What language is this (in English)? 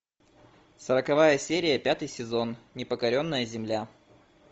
Russian